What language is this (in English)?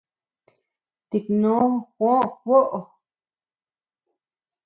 Tepeuxila Cuicatec